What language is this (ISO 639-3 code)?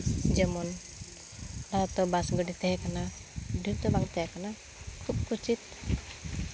sat